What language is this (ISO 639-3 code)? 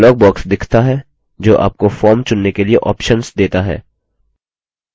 hin